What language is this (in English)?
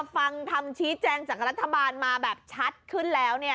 Thai